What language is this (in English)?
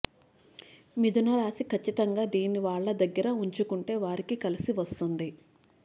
Telugu